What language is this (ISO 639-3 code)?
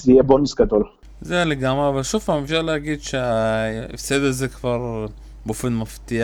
heb